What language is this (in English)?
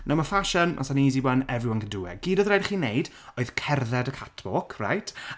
Welsh